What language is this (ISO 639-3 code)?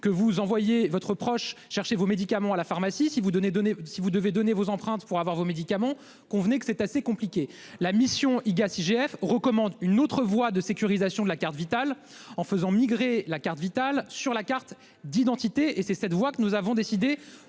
fra